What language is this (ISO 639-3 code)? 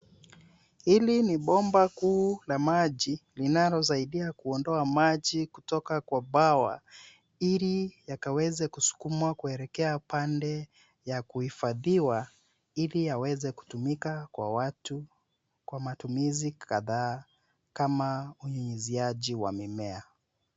swa